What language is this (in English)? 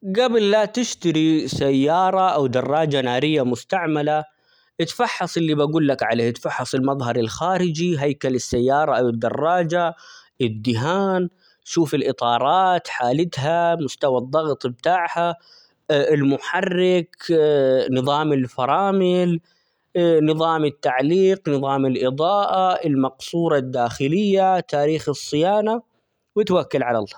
Omani Arabic